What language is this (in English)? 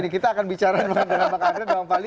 Indonesian